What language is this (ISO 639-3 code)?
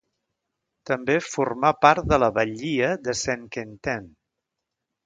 cat